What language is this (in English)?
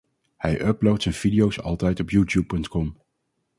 Dutch